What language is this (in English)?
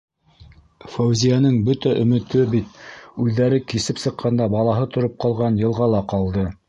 Bashkir